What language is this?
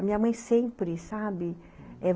Portuguese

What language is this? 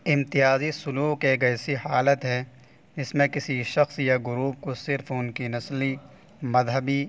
Urdu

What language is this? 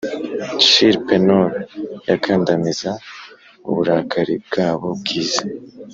Kinyarwanda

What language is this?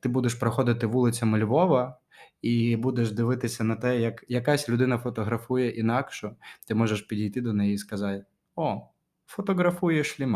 Ukrainian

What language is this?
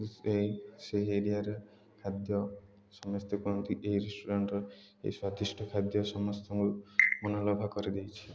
Odia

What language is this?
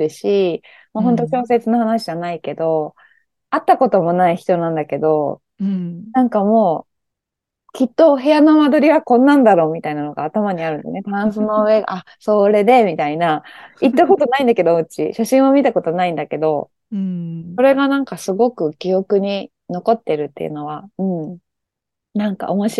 Japanese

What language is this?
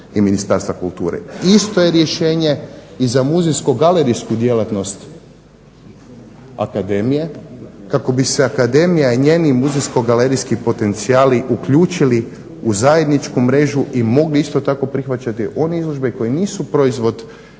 Croatian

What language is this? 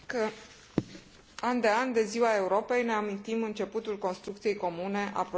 Romanian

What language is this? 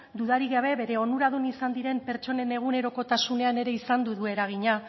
Basque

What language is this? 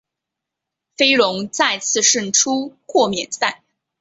Chinese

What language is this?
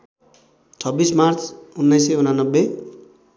Nepali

